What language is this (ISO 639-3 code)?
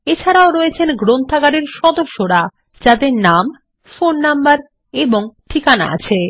ben